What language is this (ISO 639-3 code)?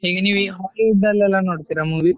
kan